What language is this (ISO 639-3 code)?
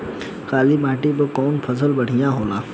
bho